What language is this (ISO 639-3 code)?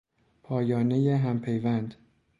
fas